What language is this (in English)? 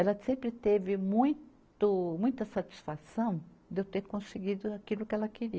Portuguese